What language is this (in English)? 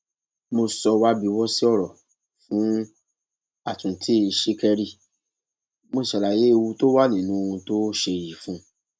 Yoruba